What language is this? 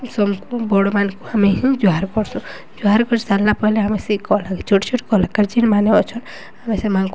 Odia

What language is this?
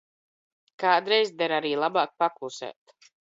Latvian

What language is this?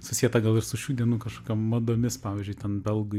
Lithuanian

